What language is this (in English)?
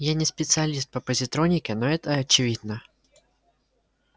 Russian